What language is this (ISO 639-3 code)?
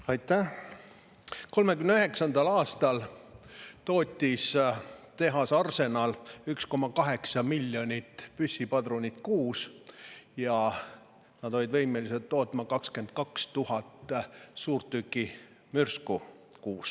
est